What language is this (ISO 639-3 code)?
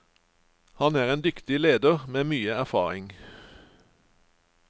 nor